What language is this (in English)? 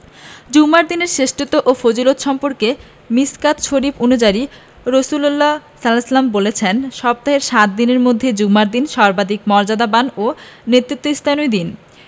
Bangla